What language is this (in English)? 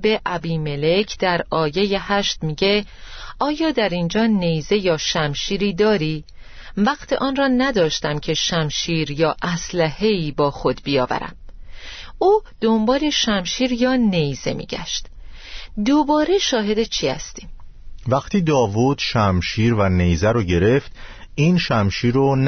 Persian